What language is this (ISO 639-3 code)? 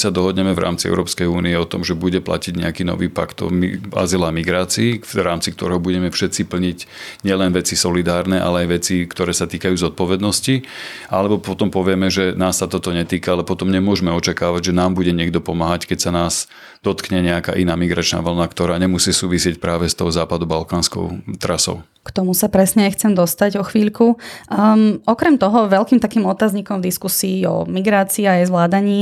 slk